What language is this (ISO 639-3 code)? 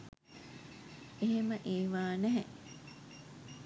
sin